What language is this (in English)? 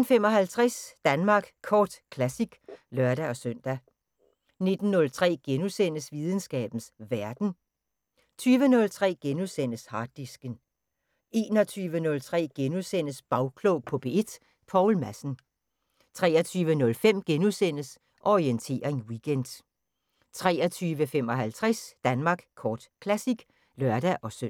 Danish